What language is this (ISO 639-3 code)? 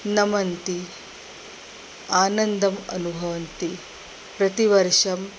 san